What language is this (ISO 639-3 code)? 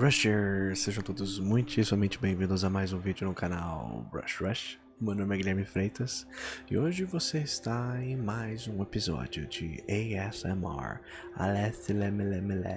por